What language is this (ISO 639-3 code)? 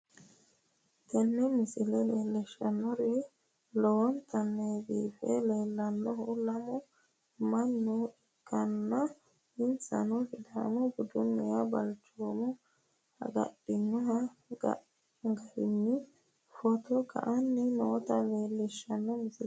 sid